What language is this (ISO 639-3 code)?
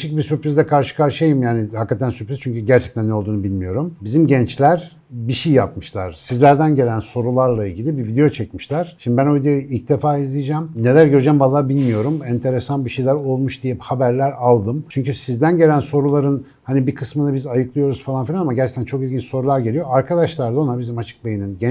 tur